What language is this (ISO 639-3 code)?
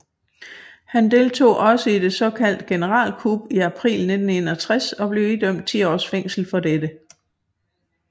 dan